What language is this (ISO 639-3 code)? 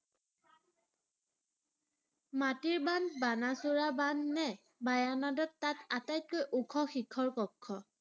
asm